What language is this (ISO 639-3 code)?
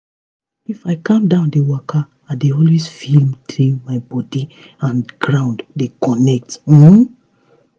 pcm